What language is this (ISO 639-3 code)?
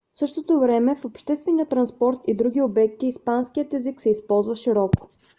bul